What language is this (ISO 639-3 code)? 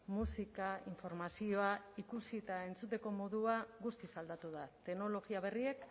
eus